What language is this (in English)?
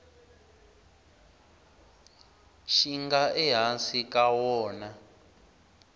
Tsonga